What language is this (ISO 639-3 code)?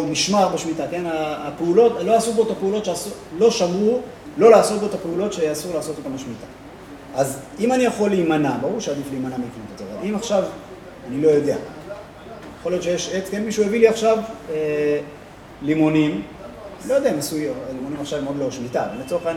heb